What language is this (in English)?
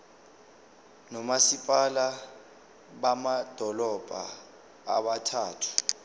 Zulu